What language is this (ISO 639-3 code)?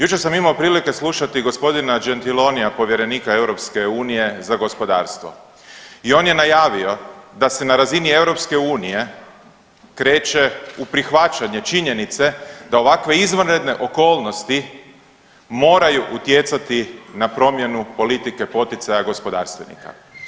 hrv